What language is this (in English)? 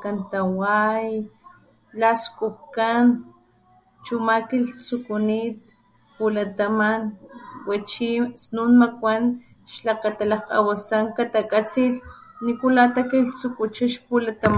Papantla Totonac